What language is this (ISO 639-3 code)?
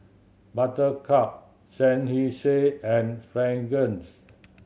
eng